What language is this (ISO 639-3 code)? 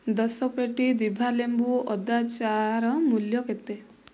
ori